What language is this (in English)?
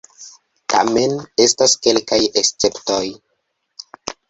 Esperanto